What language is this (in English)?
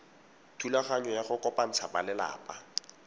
Tswana